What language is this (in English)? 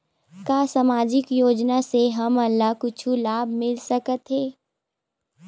Chhattisgarhi